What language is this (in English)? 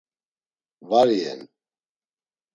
Laz